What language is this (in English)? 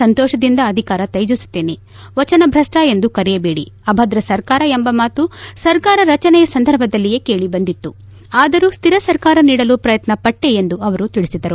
Kannada